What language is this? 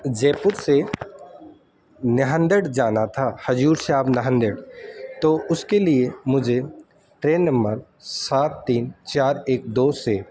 Urdu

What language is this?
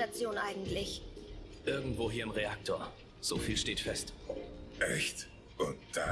German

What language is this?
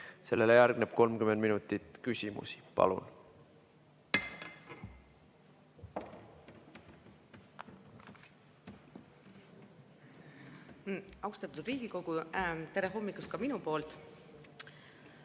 Estonian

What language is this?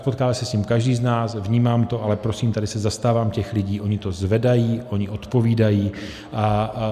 Czech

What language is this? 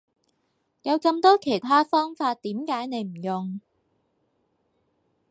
Cantonese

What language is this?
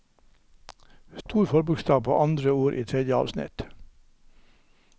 Norwegian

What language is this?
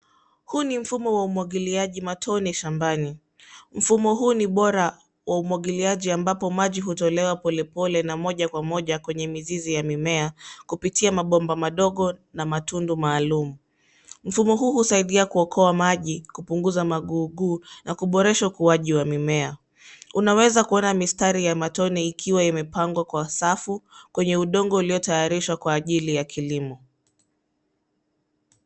Swahili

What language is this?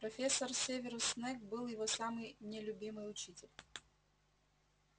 Russian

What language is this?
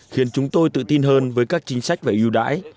Vietnamese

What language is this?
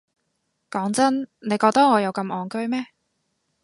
Cantonese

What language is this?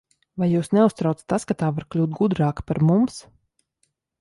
Latvian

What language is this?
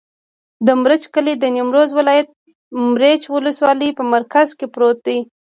Pashto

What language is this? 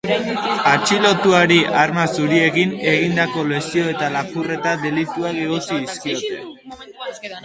Basque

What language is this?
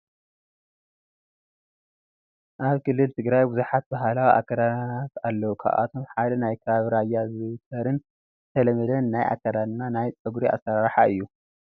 Tigrinya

